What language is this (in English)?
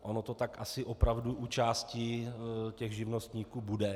Czech